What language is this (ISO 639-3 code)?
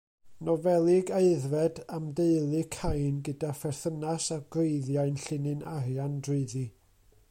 cym